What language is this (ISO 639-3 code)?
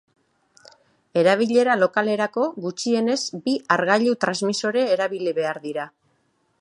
eus